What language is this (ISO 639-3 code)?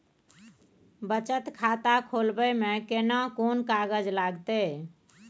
mai